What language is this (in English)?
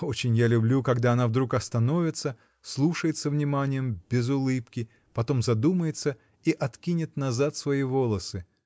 Russian